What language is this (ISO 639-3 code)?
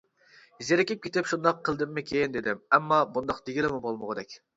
uig